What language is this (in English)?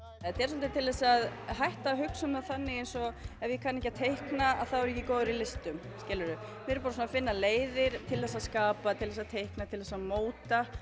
Icelandic